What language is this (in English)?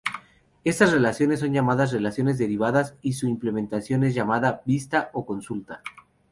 Spanish